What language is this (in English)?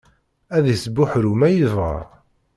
Kabyle